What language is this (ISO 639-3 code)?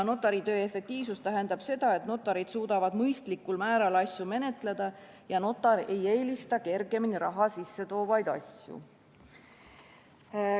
est